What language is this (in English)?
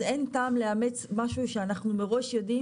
Hebrew